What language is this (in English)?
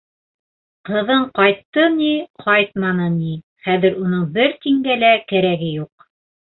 Bashkir